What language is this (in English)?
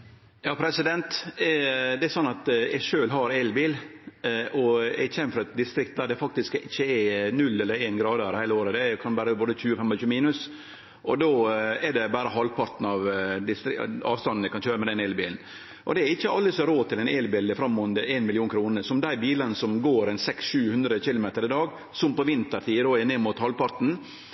Norwegian Nynorsk